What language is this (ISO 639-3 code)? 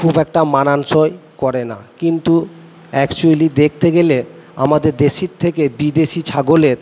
ben